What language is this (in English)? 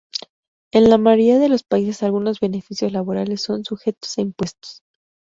Spanish